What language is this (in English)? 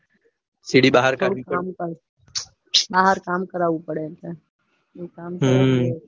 Gujarati